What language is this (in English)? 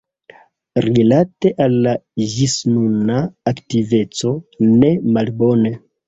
Esperanto